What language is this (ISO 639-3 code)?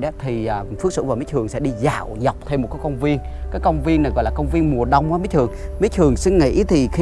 vie